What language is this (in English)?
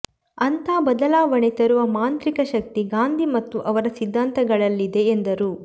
Kannada